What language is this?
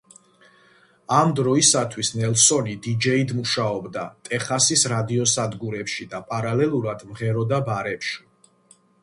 Georgian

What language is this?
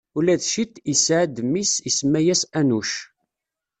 Kabyle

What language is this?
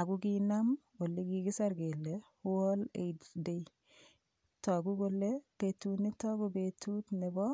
Kalenjin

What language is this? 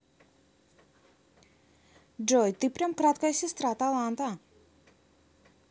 Russian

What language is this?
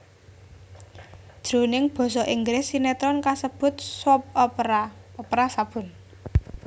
Javanese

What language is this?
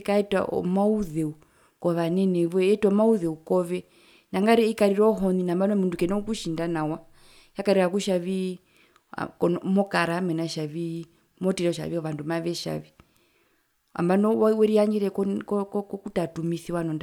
Herero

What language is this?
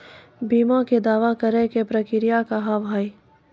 Maithili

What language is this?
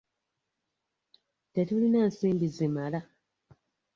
Ganda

